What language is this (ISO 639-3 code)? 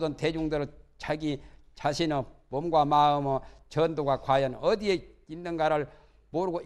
kor